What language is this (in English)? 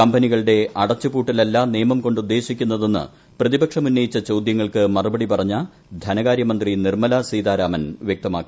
Malayalam